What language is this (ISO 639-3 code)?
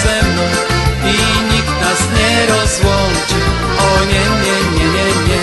pol